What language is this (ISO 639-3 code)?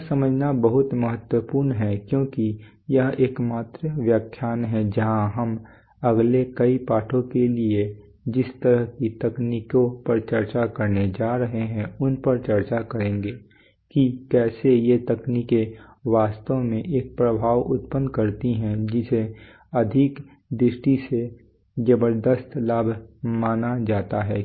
hin